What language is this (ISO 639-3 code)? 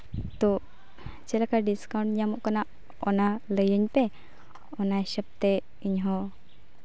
sat